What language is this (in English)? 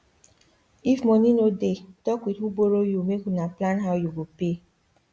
Nigerian Pidgin